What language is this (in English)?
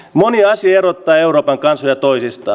Finnish